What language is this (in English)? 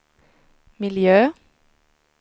Swedish